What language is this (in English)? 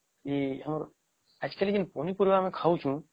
Odia